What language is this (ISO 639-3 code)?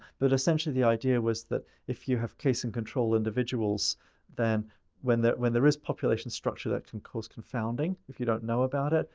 eng